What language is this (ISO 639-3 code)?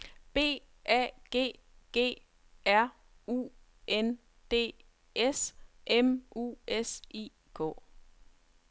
dan